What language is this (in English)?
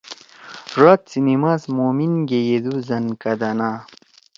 Torwali